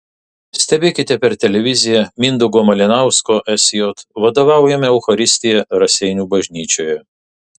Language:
Lithuanian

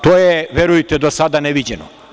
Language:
Serbian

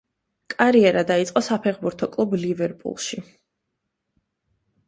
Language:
Georgian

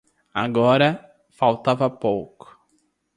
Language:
Portuguese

